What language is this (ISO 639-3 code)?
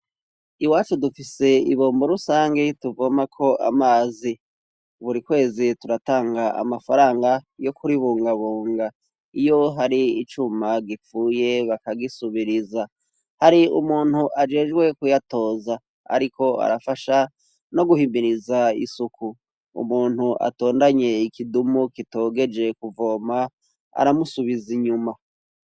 run